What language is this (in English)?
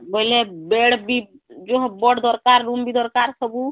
Odia